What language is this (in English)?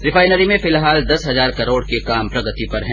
Hindi